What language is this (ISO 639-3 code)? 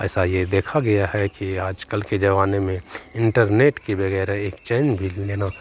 hin